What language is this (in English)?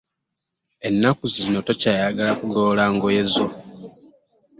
Ganda